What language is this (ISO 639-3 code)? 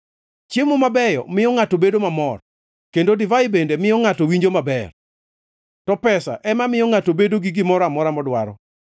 luo